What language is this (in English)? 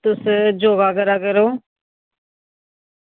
Dogri